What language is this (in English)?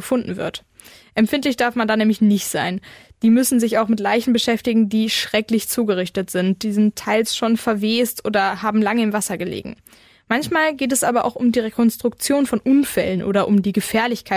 German